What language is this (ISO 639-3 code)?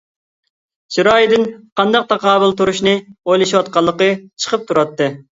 uig